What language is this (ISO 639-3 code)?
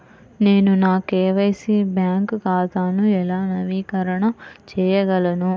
tel